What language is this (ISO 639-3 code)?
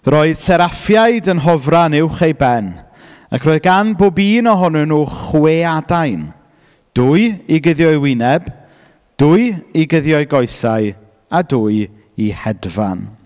cym